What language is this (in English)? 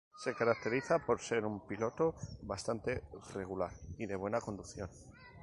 Spanish